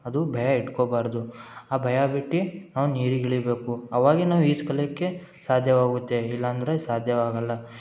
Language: Kannada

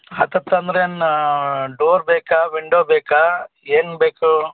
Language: Kannada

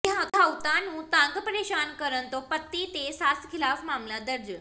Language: Punjabi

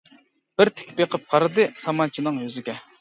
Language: Uyghur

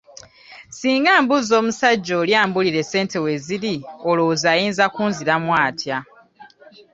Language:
Ganda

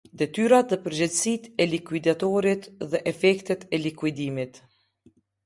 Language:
Albanian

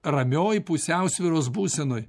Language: Lithuanian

